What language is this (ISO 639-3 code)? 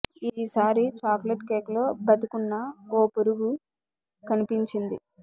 tel